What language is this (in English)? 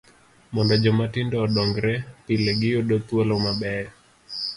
Luo (Kenya and Tanzania)